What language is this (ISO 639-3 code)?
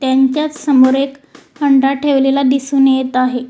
mar